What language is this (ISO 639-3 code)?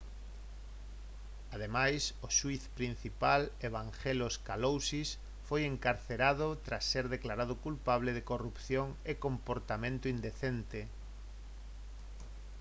glg